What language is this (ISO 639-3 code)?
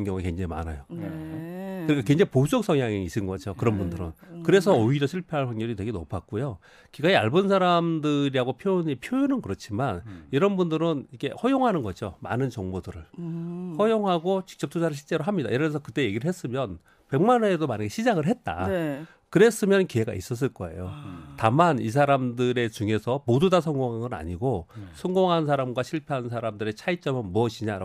kor